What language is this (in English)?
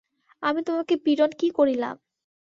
Bangla